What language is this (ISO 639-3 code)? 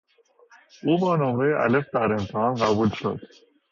fas